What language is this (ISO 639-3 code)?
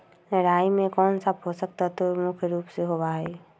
mag